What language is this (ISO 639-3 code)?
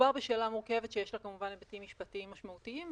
heb